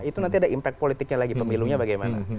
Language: Indonesian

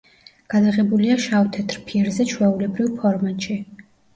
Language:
Georgian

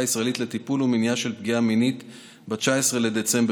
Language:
Hebrew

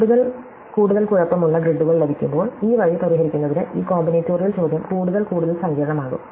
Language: Malayalam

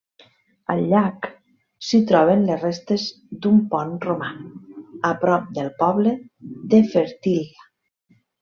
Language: Catalan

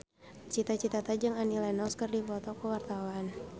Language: Sundanese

